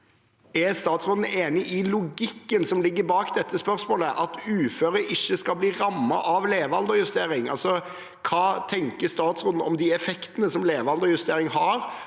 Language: Norwegian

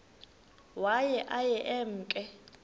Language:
Xhosa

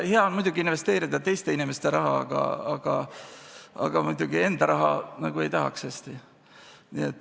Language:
Estonian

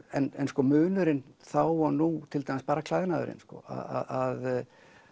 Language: Icelandic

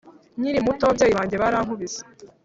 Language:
Kinyarwanda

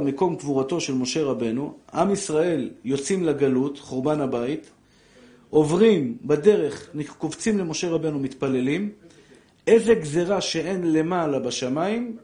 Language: Hebrew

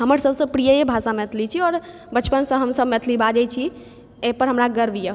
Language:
Maithili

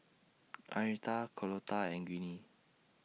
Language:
English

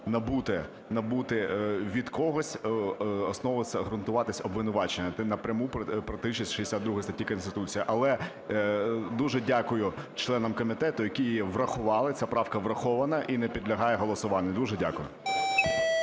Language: Ukrainian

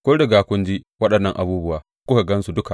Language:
Hausa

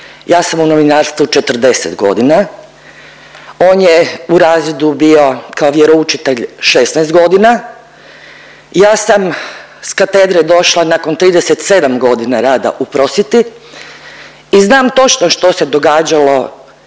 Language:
Croatian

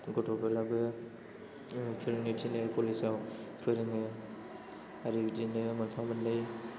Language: Bodo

